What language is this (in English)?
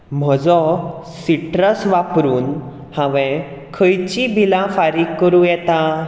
Konkani